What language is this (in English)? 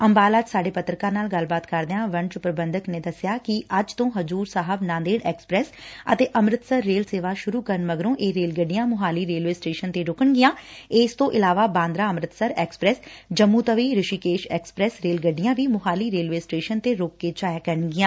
Punjabi